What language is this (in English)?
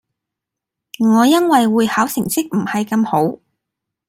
Cantonese